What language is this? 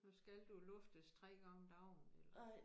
Danish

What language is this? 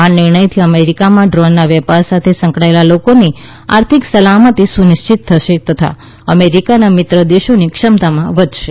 Gujarati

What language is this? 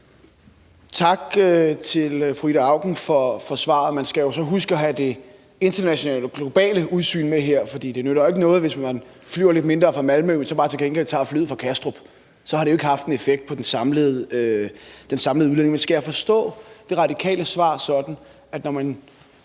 Danish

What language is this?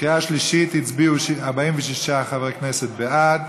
Hebrew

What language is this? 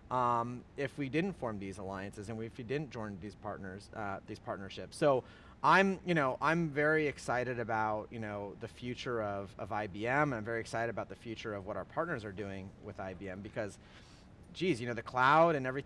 English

